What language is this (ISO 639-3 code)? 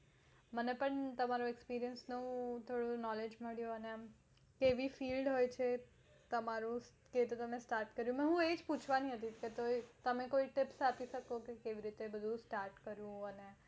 guj